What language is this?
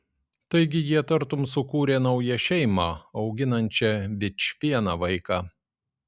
Lithuanian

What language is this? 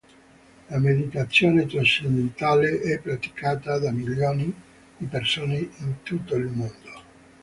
Italian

